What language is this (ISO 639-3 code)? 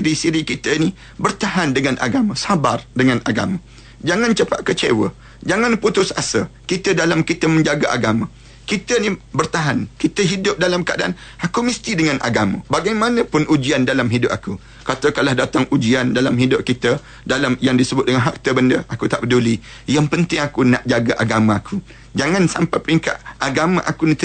msa